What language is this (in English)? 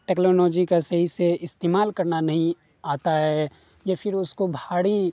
Urdu